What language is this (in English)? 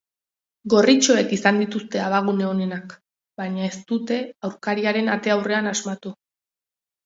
Basque